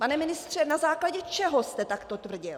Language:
Czech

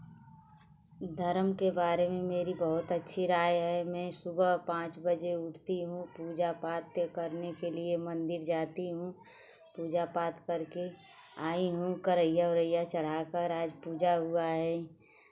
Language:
Hindi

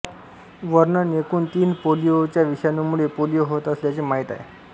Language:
Marathi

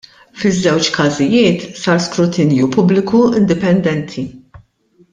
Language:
Maltese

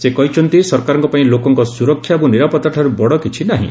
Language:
Odia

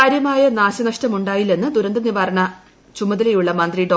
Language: Malayalam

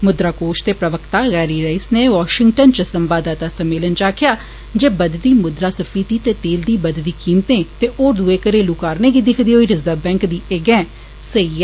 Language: Dogri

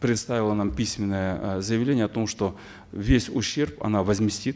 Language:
Kazakh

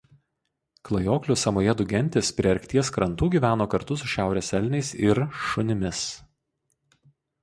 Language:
Lithuanian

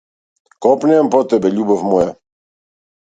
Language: Macedonian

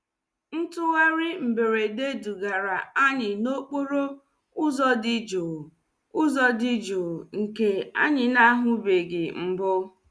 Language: Igbo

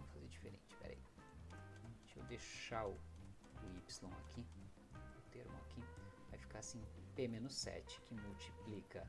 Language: Portuguese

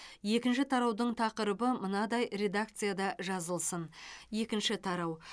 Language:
Kazakh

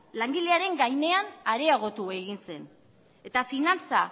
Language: Basque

